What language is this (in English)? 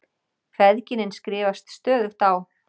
Icelandic